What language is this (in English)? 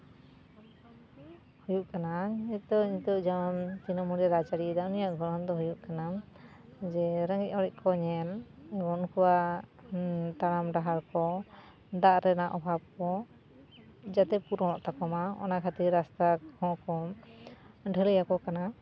Santali